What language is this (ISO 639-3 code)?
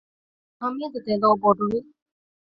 div